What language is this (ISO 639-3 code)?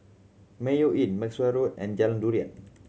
eng